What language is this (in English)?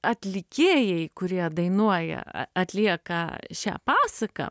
Lithuanian